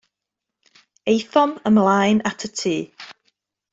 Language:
Welsh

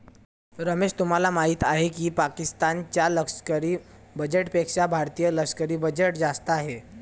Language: Marathi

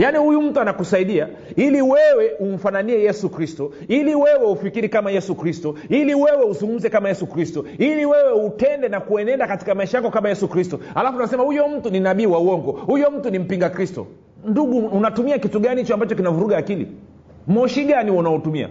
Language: Swahili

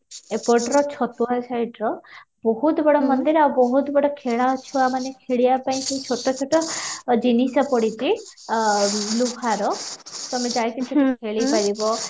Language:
Odia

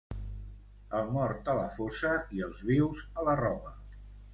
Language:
Catalan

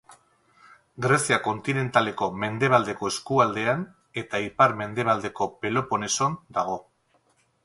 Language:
Basque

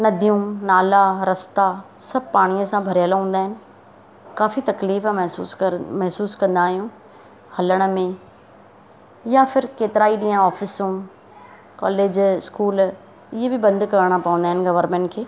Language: Sindhi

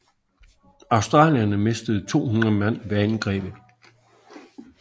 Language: Danish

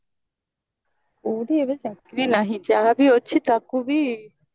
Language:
Odia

